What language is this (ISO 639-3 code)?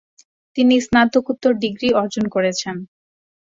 ben